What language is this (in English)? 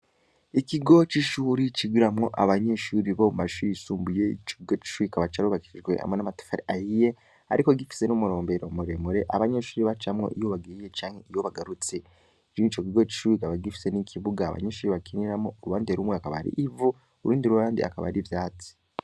Rundi